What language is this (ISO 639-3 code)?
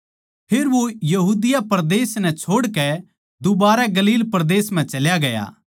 bgc